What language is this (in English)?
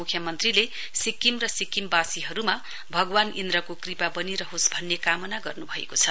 Nepali